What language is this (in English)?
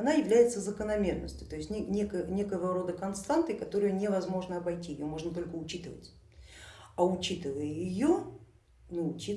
Russian